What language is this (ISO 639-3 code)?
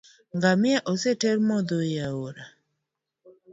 luo